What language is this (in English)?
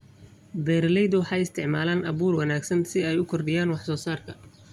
Somali